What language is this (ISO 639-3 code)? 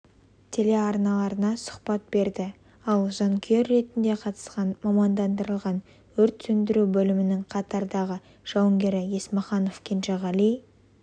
kaz